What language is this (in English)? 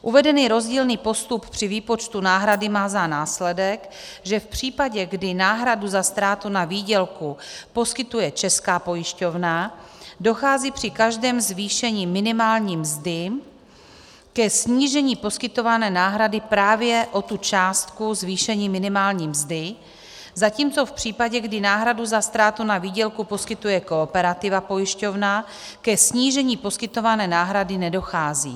Czech